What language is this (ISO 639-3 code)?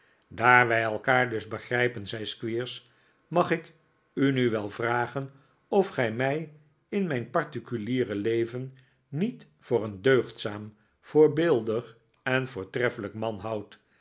nld